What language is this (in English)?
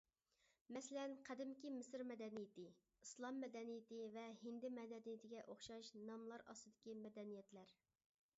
Uyghur